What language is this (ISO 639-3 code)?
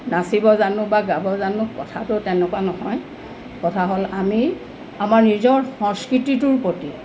asm